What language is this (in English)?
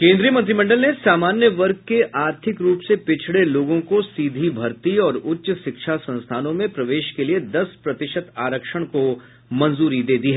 Hindi